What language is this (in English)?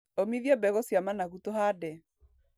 Kikuyu